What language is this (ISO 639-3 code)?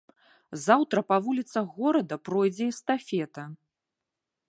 bel